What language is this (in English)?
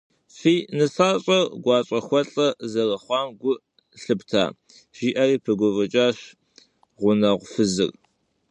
Kabardian